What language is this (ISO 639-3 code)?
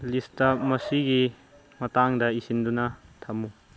mni